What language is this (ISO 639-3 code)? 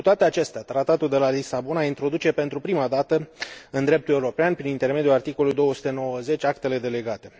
ron